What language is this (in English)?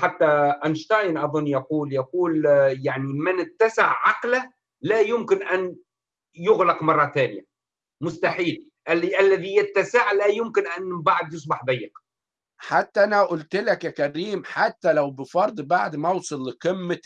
Arabic